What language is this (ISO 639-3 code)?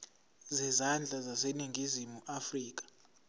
zul